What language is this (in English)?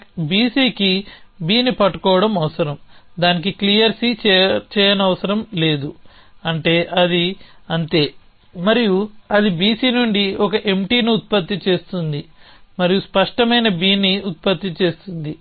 Telugu